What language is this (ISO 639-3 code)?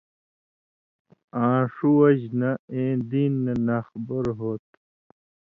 mvy